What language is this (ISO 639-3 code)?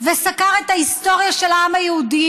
heb